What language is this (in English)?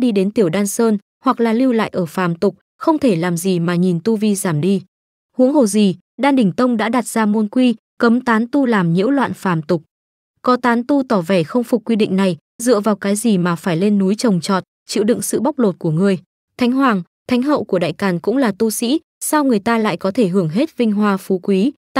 Vietnamese